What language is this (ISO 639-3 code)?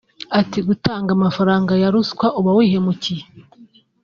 kin